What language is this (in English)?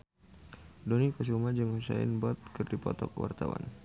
Sundanese